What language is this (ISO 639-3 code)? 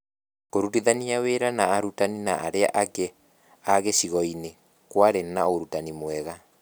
kik